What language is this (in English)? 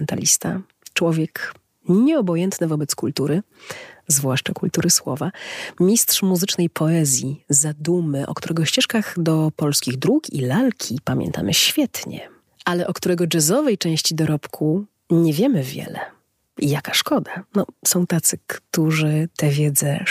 Polish